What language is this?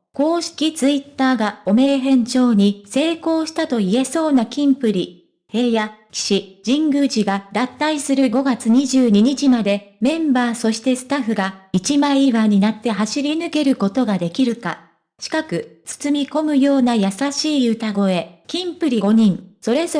Japanese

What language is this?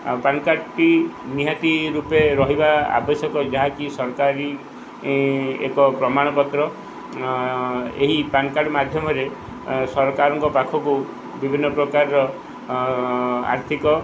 Odia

